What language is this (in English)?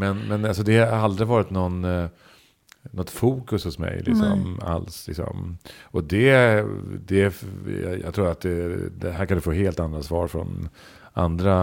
Swedish